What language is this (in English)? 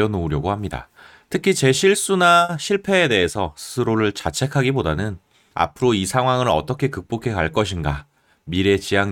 Korean